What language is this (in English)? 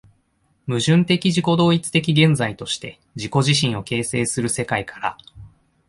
Japanese